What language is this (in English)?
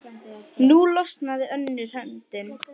Icelandic